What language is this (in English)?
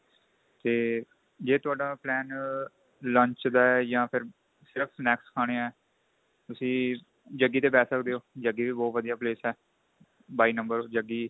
Punjabi